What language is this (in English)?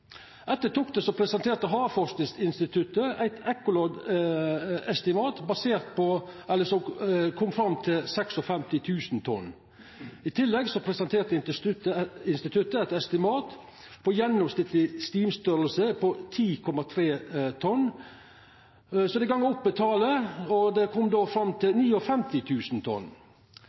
Norwegian Nynorsk